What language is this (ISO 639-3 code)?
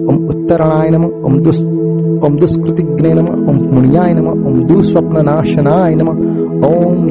guj